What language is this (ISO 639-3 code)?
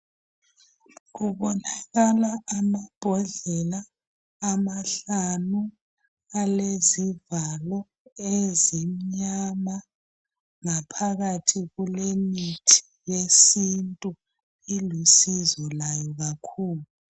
nde